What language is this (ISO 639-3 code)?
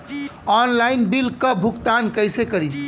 bho